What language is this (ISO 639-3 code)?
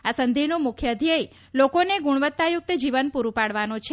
guj